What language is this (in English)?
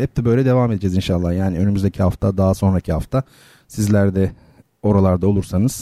Turkish